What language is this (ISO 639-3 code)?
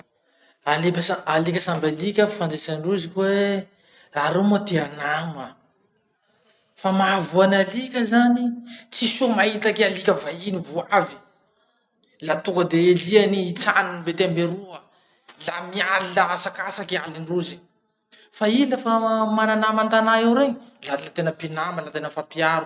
msh